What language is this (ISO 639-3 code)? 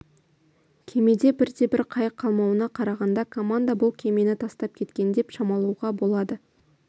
kaz